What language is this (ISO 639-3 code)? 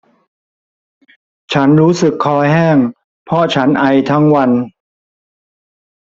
tha